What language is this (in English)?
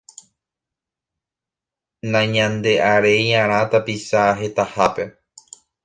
Guarani